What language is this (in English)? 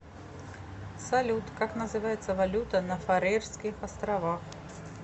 Russian